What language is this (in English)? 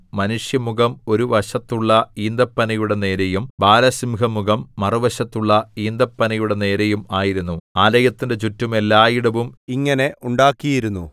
Malayalam